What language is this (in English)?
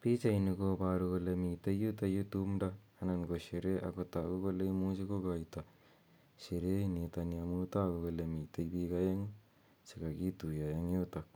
Kalenjin